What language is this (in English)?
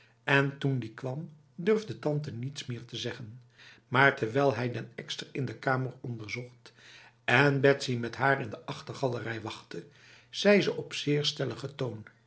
Dutch